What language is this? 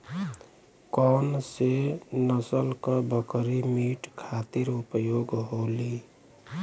Bhojpuri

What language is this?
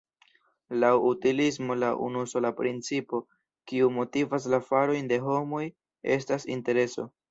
Esperanto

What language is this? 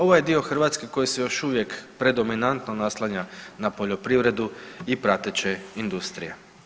Croatian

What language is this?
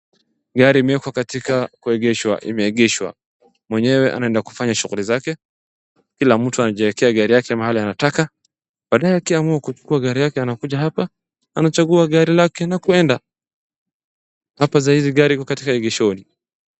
Swahili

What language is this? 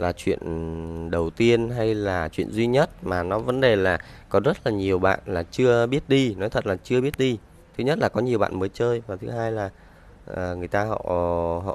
Vietnamese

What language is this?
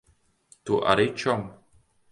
Latvian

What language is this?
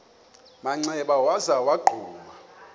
Xhosa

